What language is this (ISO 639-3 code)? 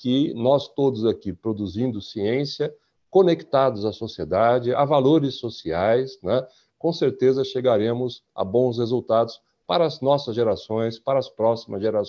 por